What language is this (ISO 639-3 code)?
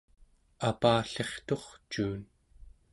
esu